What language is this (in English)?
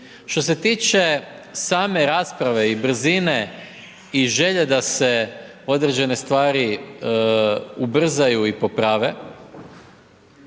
Croatian